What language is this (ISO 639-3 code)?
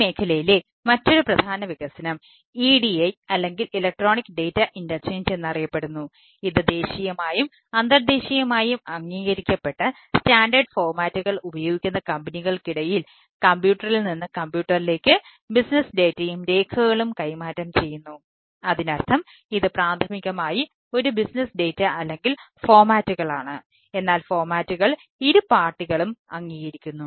mal